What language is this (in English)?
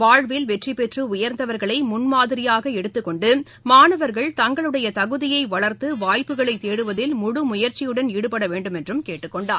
Tamil